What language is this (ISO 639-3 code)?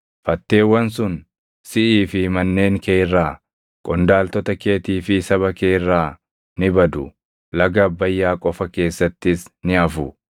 orm